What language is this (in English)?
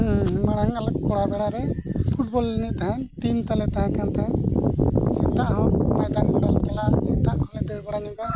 Santali